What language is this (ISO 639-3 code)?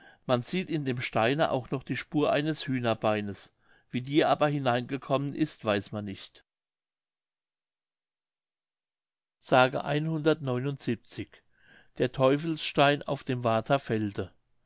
deu